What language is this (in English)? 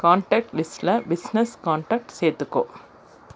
Tamil